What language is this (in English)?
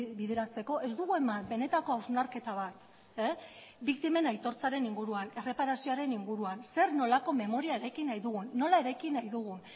Basque